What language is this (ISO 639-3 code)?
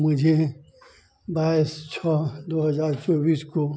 hin